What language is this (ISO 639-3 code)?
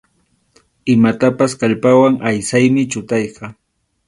qxu